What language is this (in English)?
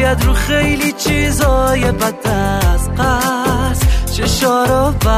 Persian